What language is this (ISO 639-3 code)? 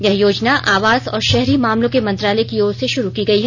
hin